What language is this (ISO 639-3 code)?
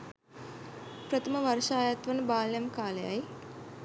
sin